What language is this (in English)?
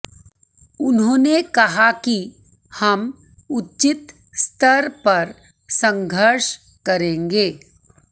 Hindi